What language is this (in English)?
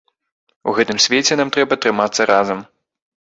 Belarusian